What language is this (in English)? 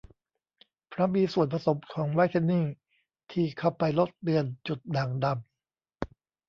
Thai